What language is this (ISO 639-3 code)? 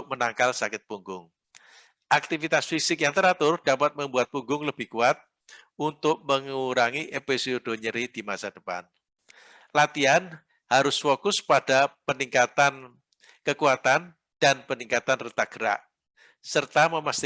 ind